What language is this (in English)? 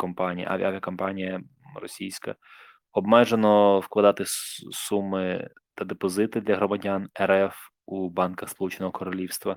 Ukrainian